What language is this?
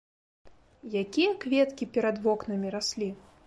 Belarusian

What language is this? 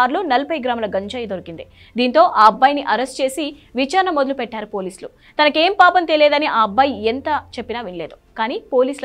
Telugu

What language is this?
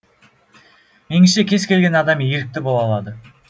Kazakh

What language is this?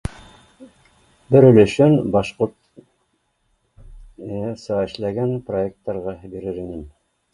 Bashkir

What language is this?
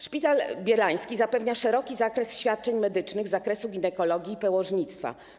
Polish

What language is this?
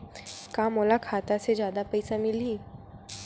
Chhattisgarhi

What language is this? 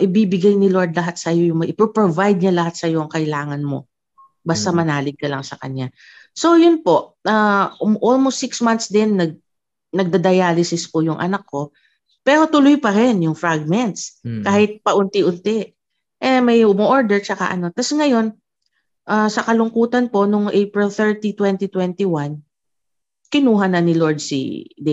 Filipino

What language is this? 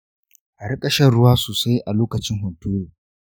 Hausa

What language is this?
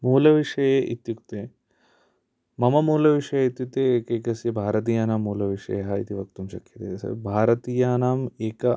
Sanskrit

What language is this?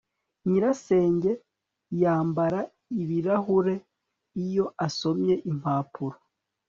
Kinyarwanda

